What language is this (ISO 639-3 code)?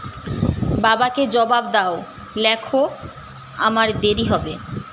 ben